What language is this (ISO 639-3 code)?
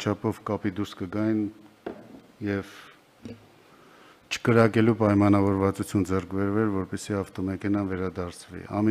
ron